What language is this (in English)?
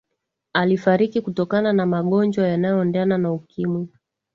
Swahili